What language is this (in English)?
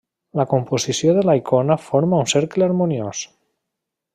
Catalan